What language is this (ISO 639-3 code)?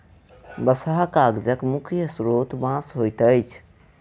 mai